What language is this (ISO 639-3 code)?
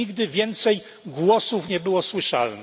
pol